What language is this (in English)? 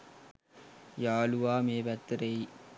Sinhala